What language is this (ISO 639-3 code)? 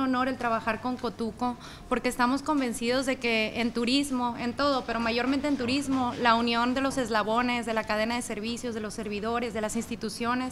spa